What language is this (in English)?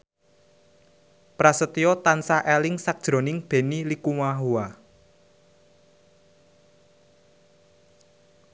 Javanese